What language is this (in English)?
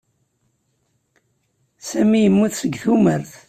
Kabyle